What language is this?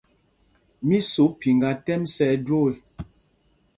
Mpumpong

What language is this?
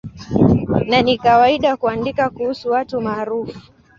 Swahili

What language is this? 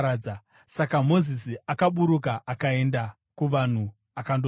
Shona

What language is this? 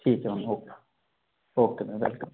Hindi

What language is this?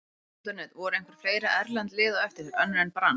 Icelandic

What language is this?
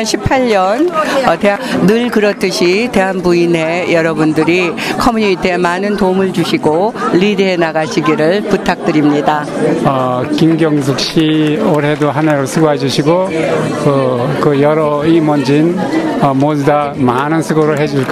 Korean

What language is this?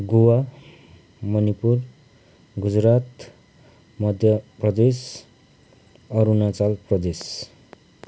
Nepali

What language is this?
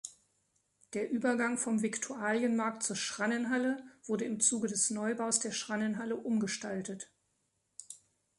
German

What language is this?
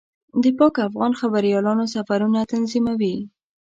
Pashto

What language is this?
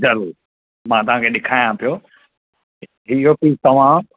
Sindhi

